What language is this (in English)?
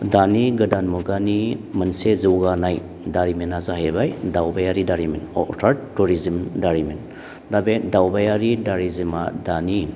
Bodo